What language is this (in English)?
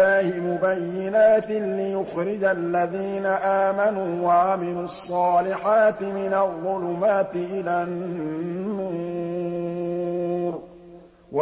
Arabic